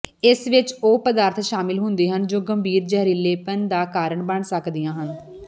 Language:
Punjabi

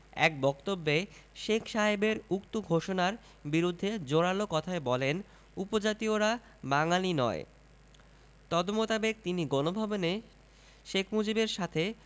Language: Bangla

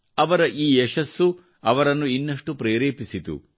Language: Kannada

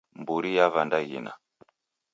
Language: Taita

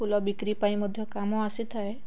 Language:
Odia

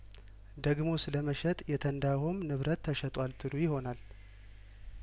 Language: Amharic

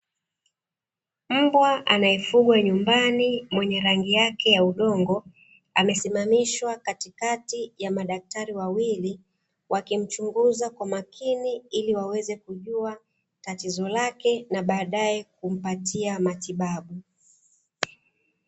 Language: Swahili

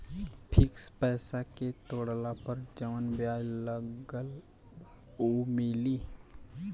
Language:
Bhojpuri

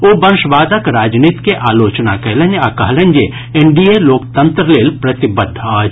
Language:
Maithili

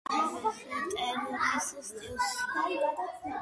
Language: Georgian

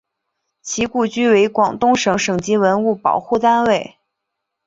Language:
Chinese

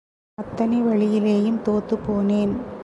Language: Tamil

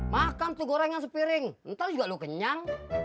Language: Indonesian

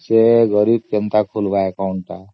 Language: Odia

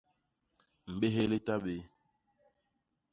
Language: Basaa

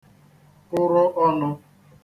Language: Igbo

